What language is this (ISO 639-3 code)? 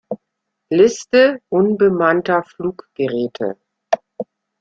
deu